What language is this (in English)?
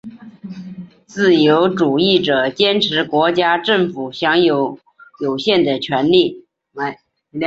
Chinese